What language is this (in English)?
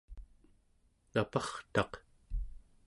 Central Yupik